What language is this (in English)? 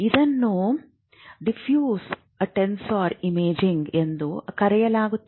Kannada